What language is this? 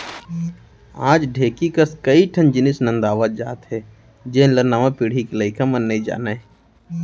Chhattisgarhi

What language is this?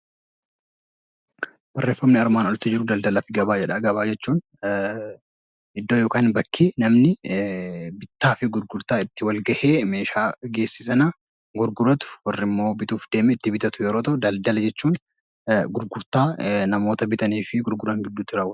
Oromo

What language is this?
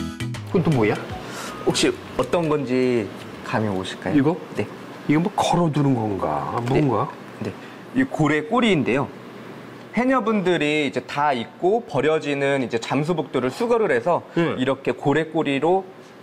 Korean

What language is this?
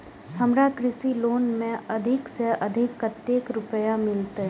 Maithili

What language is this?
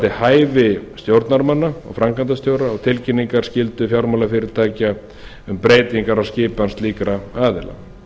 Icelandic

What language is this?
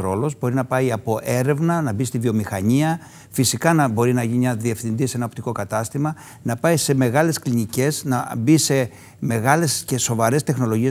Greek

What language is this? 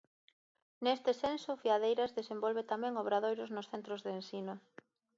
Galician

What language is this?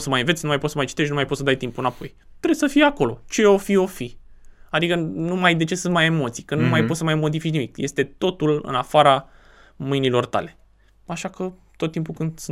Romanian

